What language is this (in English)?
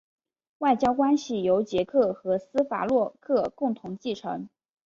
Chinese